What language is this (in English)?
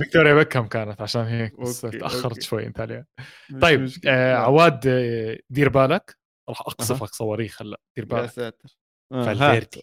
Arabic